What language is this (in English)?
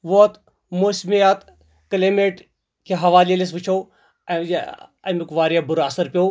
Kashmiri